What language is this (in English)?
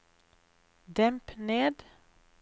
Norwegian